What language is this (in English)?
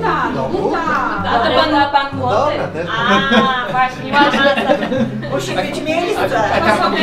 Polish